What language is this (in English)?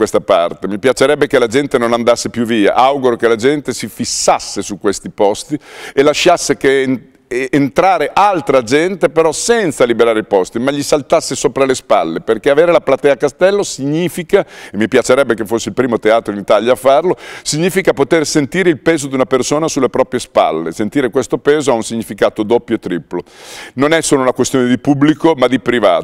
Italian